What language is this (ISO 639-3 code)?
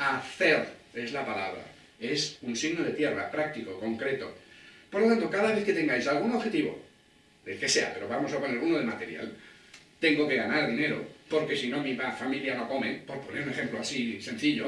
spa